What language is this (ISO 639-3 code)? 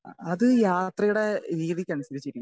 mal